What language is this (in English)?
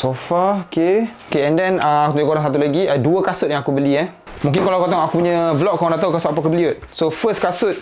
Malay